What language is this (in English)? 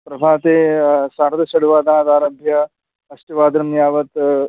Sanskrit